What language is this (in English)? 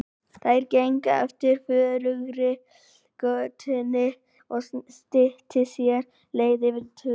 Icelandic